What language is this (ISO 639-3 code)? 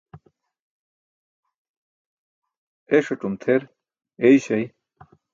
bsk